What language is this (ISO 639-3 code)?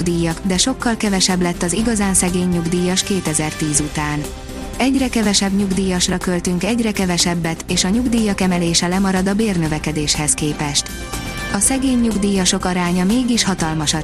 hun